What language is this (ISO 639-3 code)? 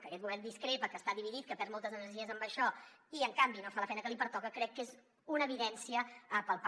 cat